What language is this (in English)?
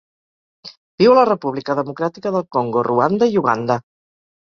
Catalan